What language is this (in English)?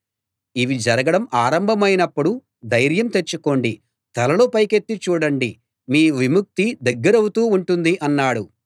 Telugu